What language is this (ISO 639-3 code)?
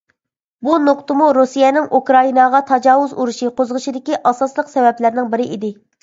uig